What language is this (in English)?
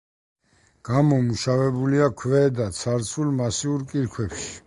Georgian